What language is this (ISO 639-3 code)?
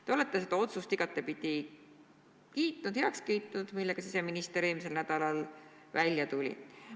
est